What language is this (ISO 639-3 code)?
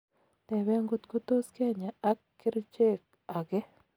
kln